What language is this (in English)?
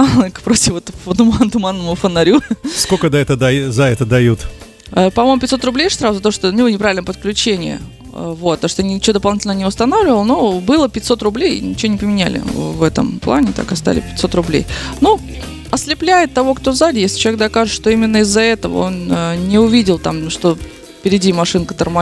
Russian